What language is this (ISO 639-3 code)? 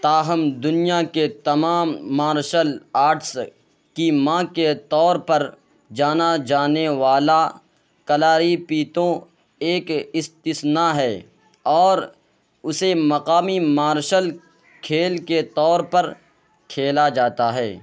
urd